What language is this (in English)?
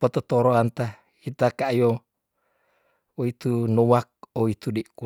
Tondano